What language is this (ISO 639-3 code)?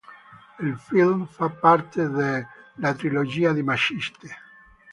ita